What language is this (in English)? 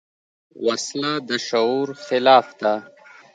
Pashto